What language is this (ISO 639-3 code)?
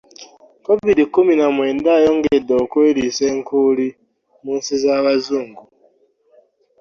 lug